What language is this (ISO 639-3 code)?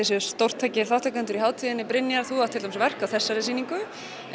isl